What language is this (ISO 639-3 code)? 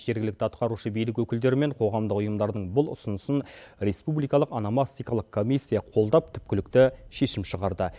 kaz